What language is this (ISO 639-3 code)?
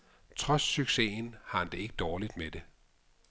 dan